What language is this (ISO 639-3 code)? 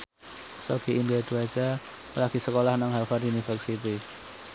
jav